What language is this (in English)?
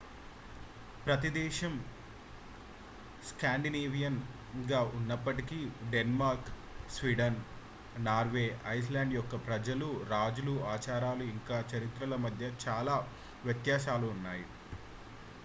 Telugu